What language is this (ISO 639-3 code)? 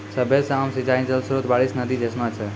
mai